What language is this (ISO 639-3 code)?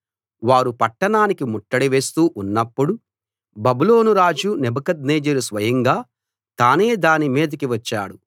tel